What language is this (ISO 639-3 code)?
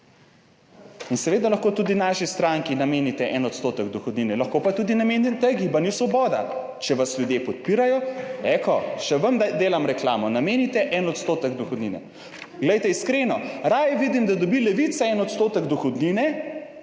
slv